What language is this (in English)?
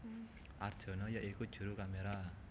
Javanese